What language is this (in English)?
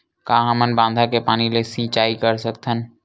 Chhattisgarhi